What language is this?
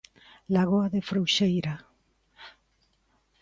Galician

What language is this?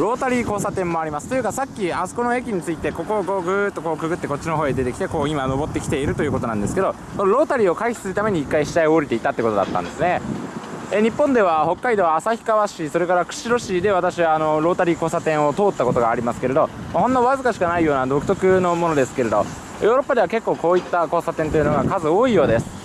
Japanese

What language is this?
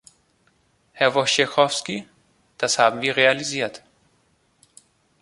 German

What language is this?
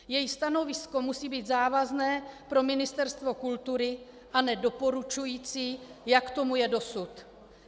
Czech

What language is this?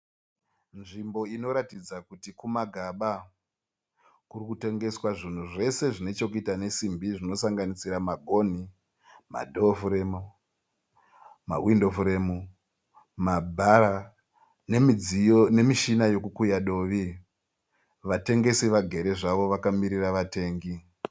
Shona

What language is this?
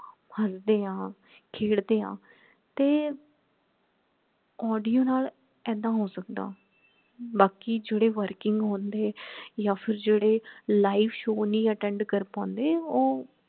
Punjabi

